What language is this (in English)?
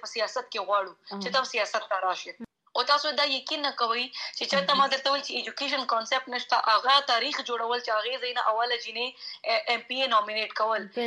Urdu